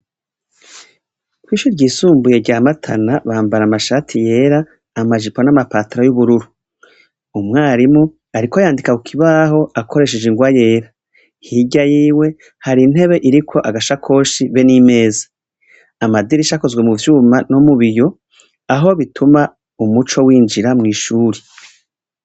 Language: Rundi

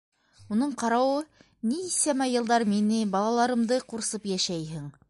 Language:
Bashkir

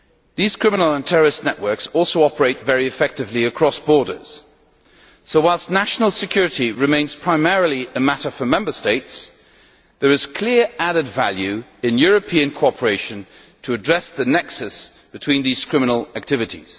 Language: English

